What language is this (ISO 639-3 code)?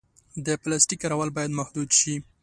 pus